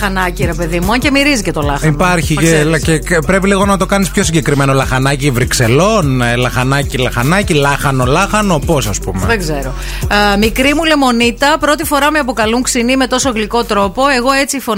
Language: Greek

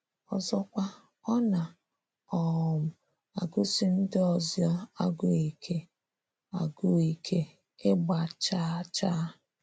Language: Igbo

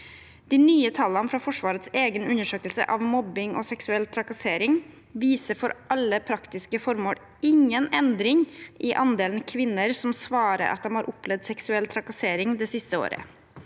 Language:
Norwegian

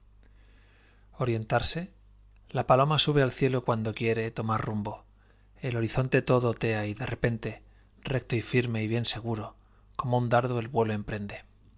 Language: Spanish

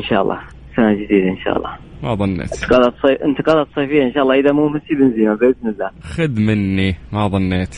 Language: Arabic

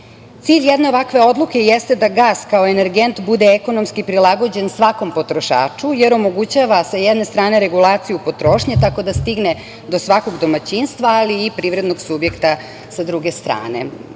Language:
Serbian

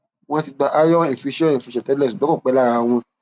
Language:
Yoruba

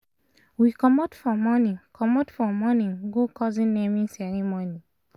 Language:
Nigerian Pidgin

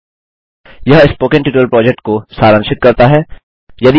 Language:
Hindi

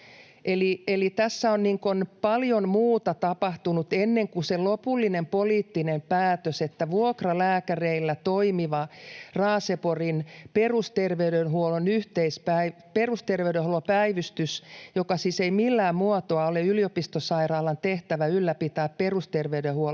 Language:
Finnish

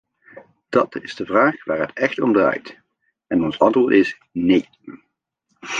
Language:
Dutch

